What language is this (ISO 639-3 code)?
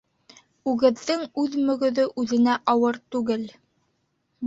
bak